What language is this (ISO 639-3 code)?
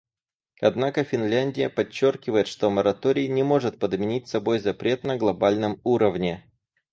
rus